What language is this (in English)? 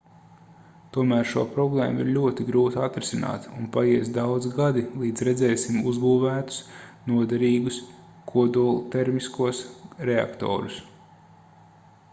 Latvian